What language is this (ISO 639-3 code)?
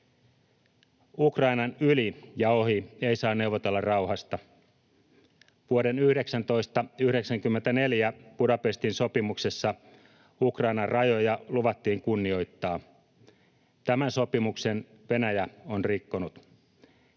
fin